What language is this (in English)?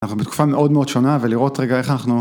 Hebrew